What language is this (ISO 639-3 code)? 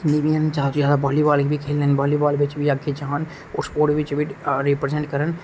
doi